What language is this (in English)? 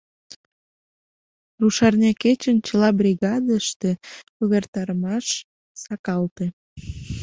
Mari